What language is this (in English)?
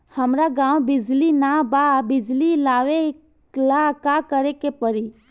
Bhojpuri